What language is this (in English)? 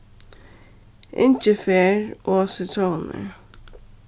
Faroese